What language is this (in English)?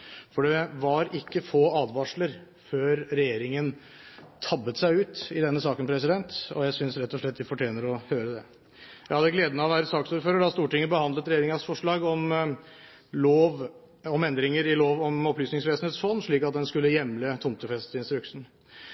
Norwegian Bokmål